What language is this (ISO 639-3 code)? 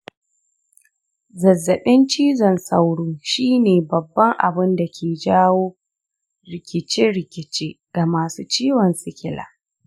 hau